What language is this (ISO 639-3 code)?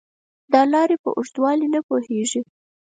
pus